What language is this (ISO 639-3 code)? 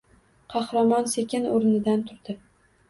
uzb